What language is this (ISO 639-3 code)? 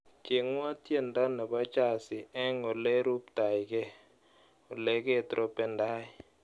kln